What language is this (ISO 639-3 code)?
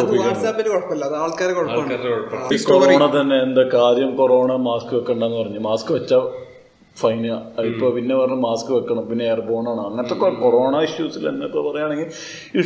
mal